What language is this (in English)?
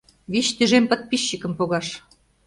Mari